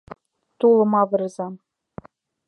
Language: Mari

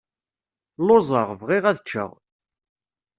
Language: Kabyle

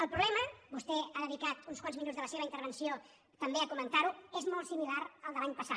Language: Catalan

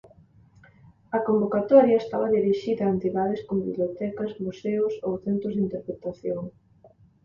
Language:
Galician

